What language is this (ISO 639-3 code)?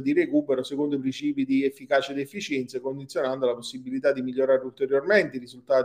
ita